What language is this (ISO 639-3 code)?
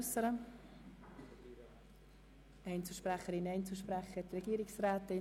gsw